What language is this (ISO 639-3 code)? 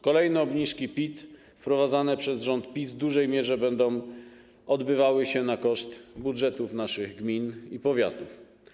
pol